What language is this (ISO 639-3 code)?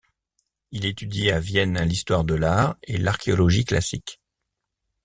fra